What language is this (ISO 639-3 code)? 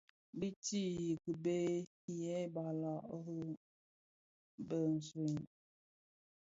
ksf